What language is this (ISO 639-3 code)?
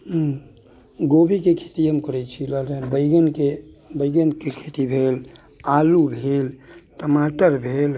mai